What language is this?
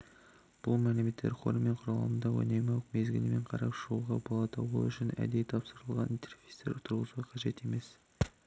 Kazakh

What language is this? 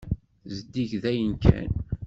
Kabyle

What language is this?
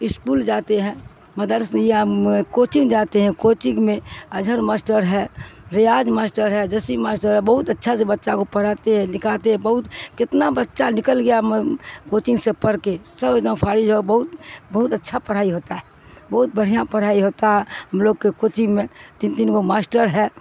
Urdu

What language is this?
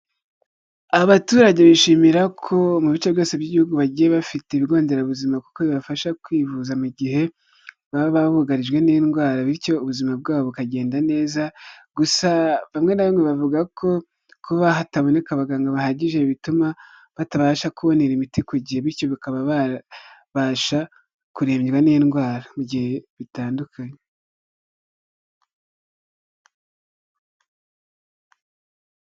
Kinyarwanda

